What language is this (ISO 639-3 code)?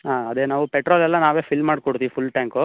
kan